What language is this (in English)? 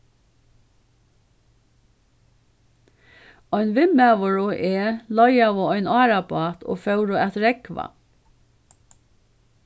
Faroese